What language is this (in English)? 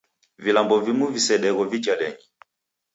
Taita